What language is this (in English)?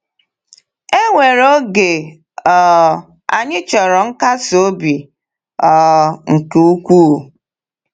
Igbo